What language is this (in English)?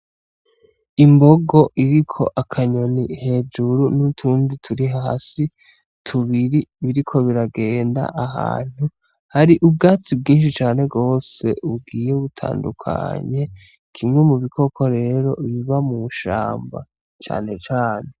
Rundi